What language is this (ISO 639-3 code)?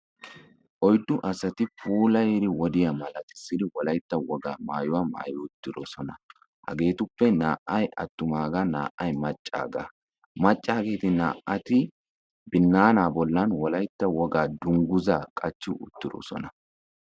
wal